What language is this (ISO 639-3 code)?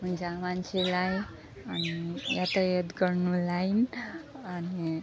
nep